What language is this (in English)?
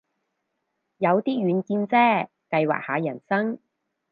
Cantonese